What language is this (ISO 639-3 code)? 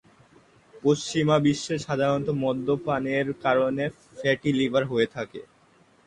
ben